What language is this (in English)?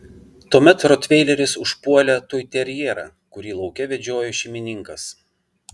Lithuanian